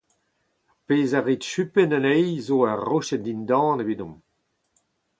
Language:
Breton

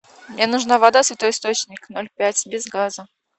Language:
Russian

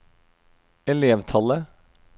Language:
Norwegian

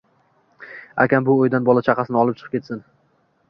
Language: Uzbek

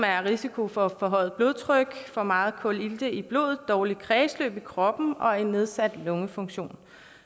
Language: Danish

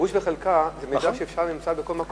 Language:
Hebrew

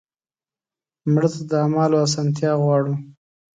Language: Pashto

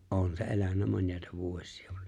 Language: Finnish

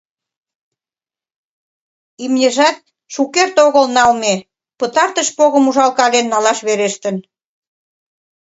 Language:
Mari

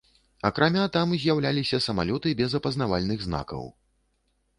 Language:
Belarusian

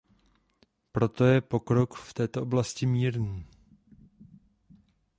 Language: Czech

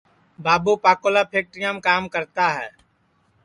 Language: Sansi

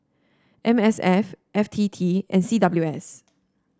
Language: English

